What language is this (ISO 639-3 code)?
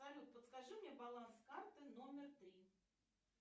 rus